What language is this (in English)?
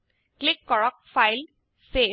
Assamese